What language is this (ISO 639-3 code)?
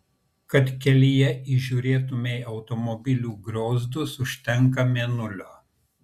lit